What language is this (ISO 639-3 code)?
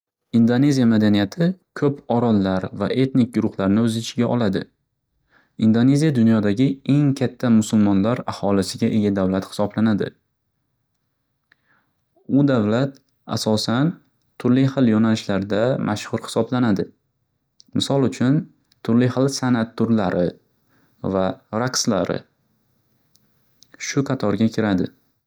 uzb